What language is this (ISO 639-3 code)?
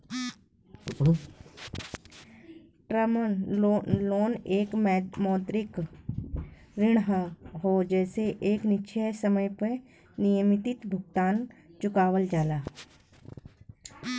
bho